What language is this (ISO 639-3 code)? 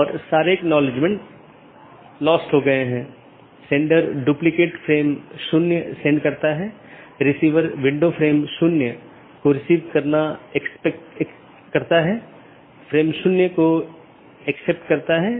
hin